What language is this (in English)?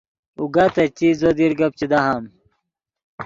Yidgha